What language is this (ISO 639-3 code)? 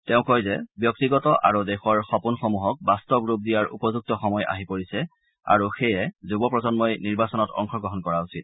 asm